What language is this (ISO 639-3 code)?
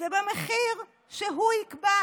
heb